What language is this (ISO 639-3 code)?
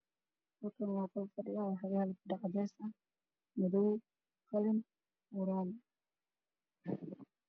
som